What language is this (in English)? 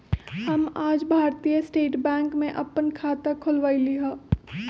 Magahi